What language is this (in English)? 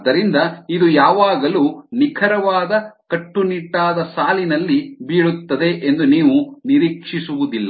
Kannada